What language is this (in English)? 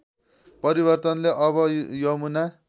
Nepali